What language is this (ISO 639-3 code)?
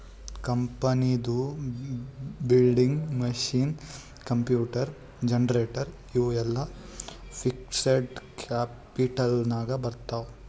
kan